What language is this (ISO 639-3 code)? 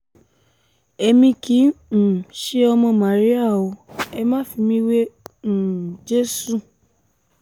yor